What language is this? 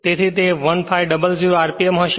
Gujarati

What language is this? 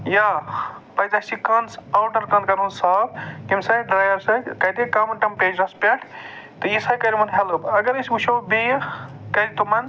Kashmiri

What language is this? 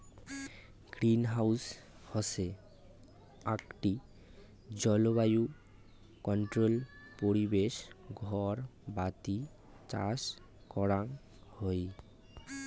Bangla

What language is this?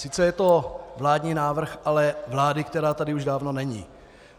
Czech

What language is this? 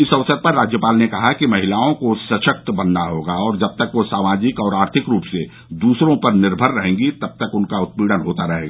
Hindi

